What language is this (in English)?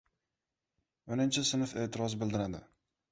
Uzbek